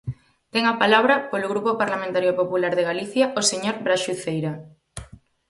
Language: Galician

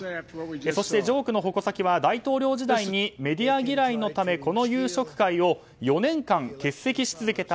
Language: Japanese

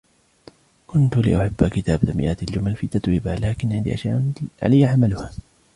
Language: Arabic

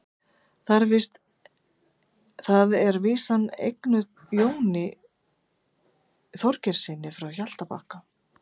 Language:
Icelandic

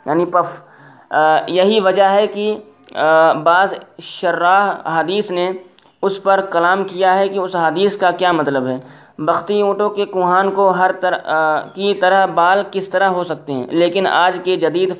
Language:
Urdu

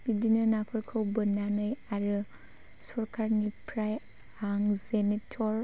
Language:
Bodo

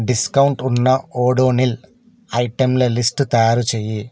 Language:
Telugu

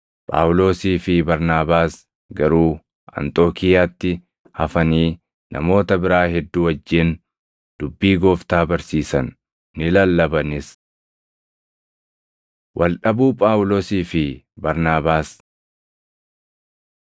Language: Oromo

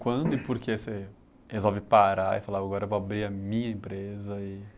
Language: Portuguese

